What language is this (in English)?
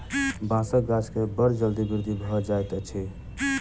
Maithili